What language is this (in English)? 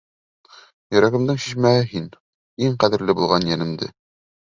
Bashkir